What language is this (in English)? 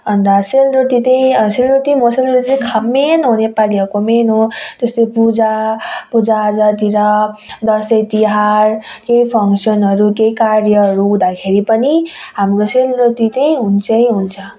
Nepali